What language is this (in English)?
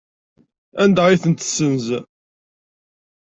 Kabyle